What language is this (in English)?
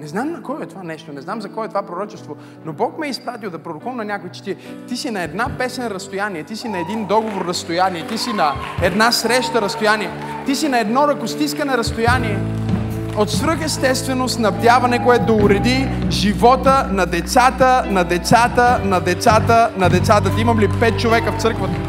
Bulgarian